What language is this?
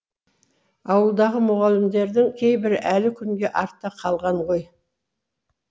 Kazakh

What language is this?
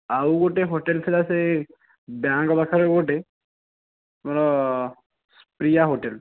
Odia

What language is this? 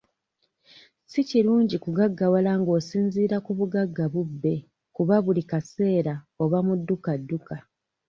Ganda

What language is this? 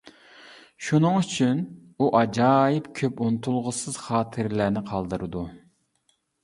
Uyghur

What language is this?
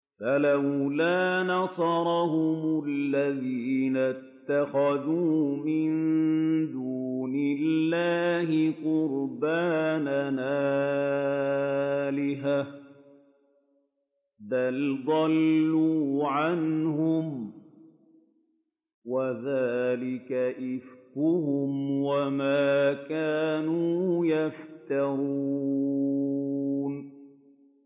Arabic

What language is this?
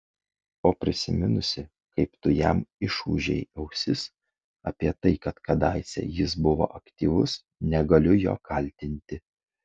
Lithuanian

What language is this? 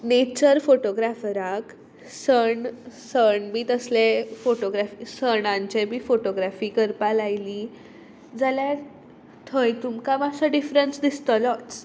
Konkani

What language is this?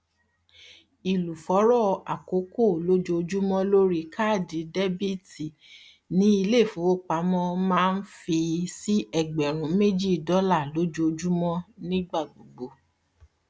Yoruba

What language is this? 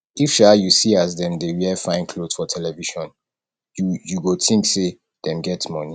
Nigerian Pidgin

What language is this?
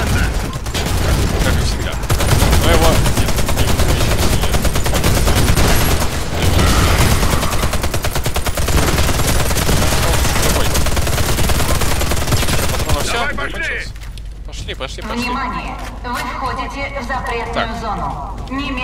Russian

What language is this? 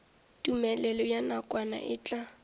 Northern Sotho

